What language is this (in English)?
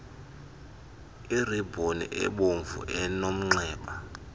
Xhosa